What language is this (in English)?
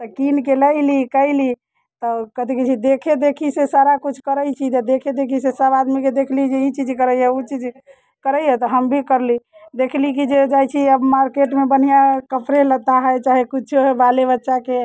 Maithili